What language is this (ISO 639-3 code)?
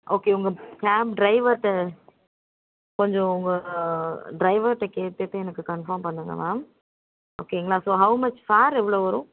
tam